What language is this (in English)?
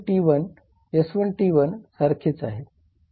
Marathi